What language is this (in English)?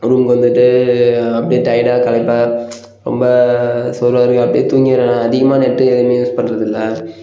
Tamil